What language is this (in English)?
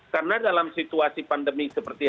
Indonesian